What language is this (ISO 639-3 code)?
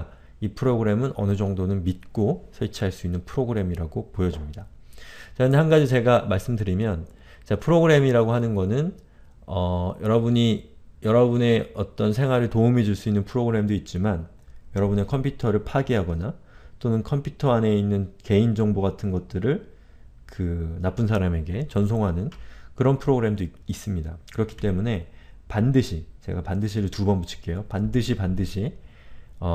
kor